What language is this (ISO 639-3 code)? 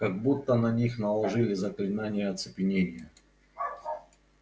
rus